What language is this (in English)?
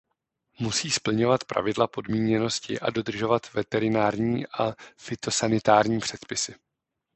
Czech